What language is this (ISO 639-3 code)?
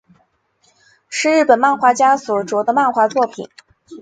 zho